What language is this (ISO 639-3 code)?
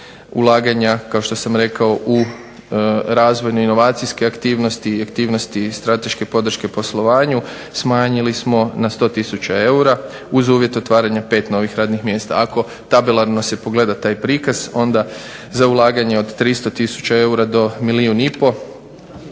hrv